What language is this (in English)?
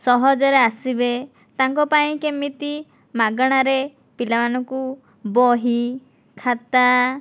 Odia